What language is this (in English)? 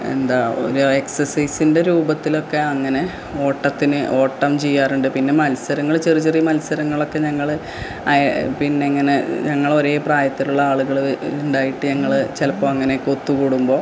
Malayalam